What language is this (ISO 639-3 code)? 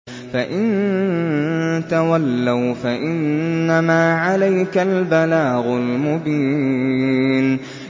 ara